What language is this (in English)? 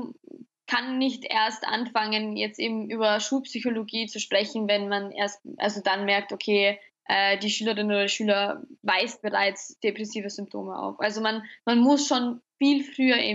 German